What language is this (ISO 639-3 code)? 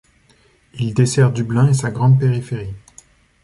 fra